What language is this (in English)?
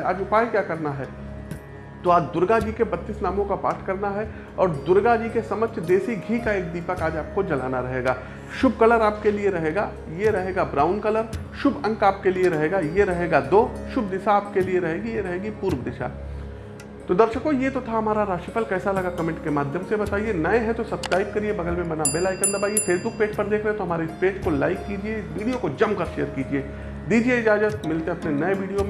Hindi